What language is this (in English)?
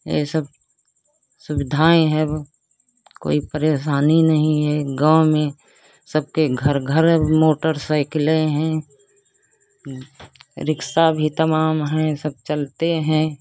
Hindi